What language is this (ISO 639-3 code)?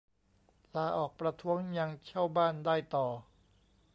tha